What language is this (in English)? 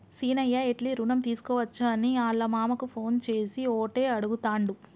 Telugu